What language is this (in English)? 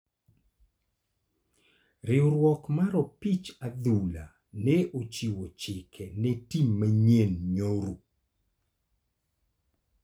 Luo (Kenya and Tanzania)